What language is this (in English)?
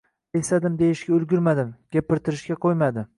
Uzbek